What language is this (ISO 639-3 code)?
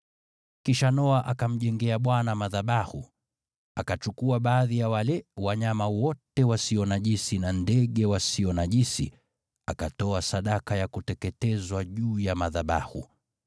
swa